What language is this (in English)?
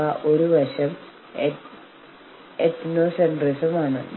Malayalam